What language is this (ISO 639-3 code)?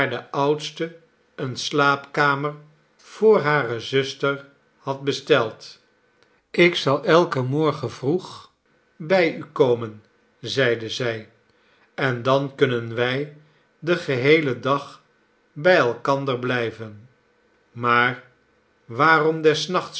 nld